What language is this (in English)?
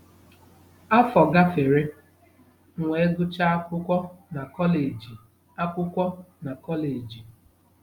Igbo